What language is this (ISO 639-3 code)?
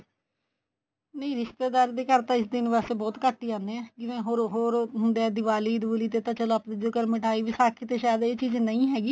pan